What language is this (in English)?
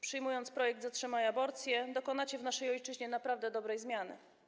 Polish